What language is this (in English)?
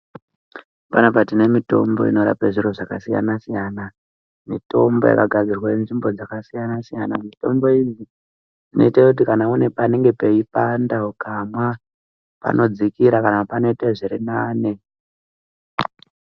Ndau